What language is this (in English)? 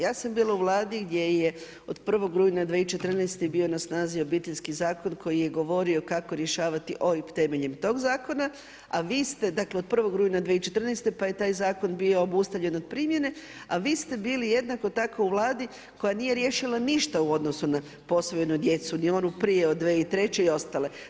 Croatian